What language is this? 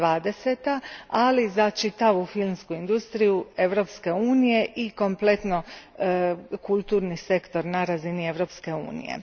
Croatian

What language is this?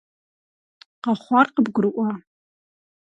Kabardian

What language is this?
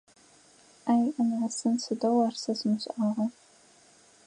Adyghe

